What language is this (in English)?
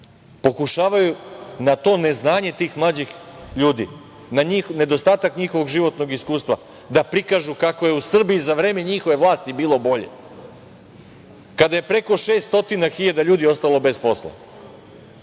Serbian